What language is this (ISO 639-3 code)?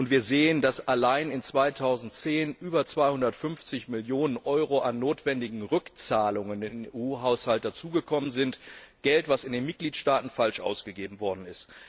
deu